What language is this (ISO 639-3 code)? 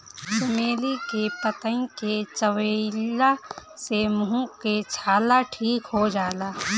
bho